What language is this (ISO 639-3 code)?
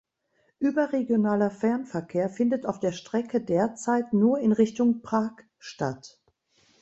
deu